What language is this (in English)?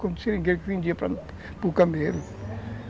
Portuguese